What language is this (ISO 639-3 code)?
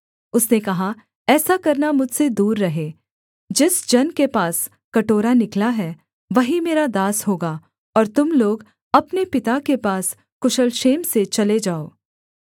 hin